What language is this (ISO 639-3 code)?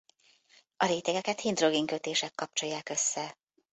hun